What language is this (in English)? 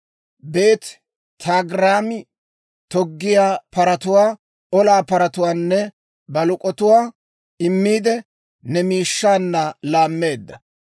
Dawro